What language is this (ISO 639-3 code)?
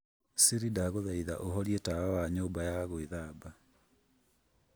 kik